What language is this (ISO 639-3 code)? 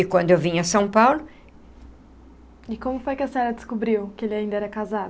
por